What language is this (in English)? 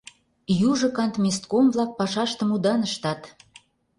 Mari